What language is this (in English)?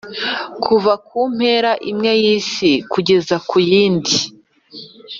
Kinyarwanda